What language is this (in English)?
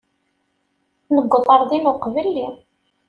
Kabyle